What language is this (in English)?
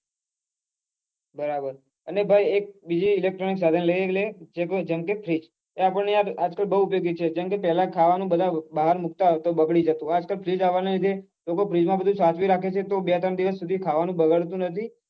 Gujarati